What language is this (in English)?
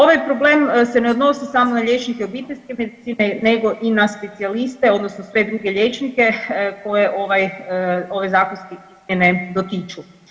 Croatian